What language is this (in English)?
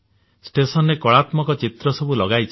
Odia